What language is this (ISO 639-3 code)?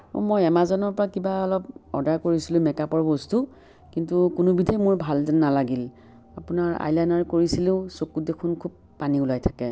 asm